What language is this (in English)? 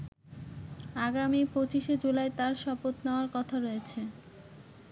Bangla